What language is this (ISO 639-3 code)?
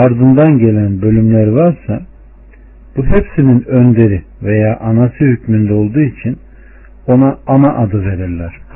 tur